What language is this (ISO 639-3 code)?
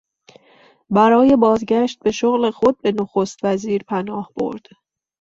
fas